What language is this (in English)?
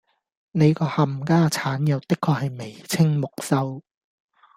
Cantonese